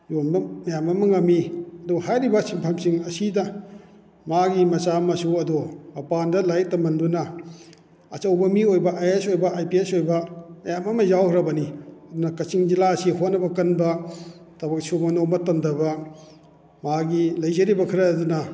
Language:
Manipuri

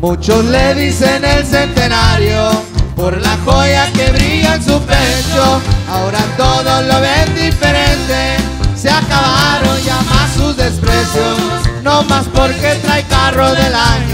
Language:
Spanish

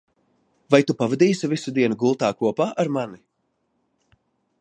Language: Latvian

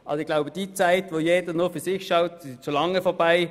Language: Swiss German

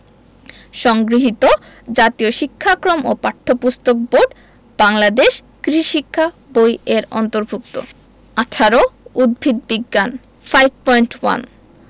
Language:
Bangla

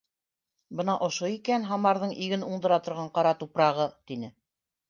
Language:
Bashkir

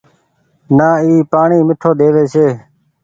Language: Goaria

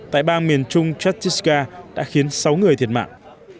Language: Vietnamese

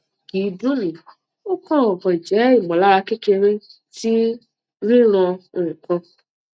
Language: Yoruba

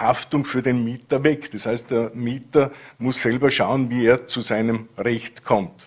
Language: German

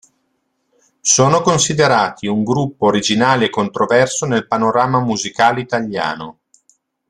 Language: Italian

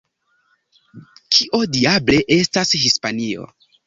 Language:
Esperanto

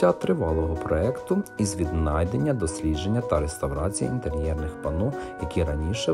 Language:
Ukrainian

